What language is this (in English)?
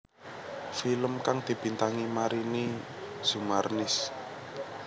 Javanese